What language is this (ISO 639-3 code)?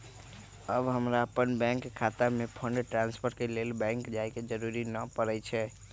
mag